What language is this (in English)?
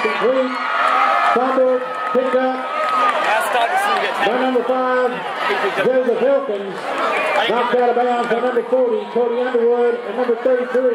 English